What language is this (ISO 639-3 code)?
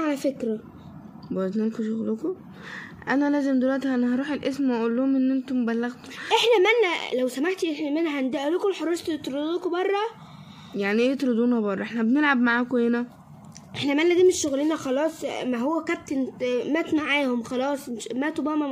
ara